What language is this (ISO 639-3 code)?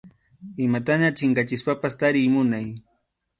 qxu